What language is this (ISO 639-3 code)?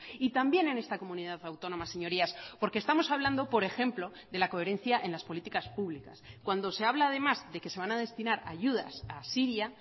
spa